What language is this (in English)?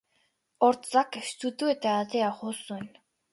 Basque